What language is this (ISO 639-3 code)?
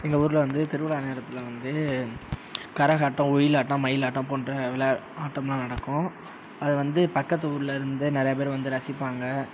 tam